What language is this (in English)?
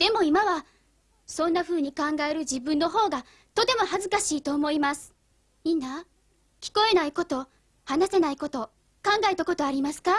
Japanese